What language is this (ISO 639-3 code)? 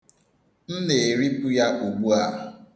ibo